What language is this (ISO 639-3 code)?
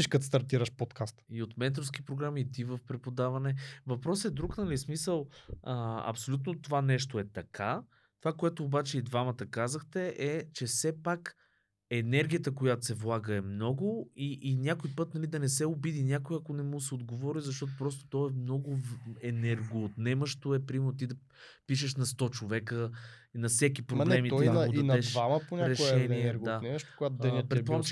bul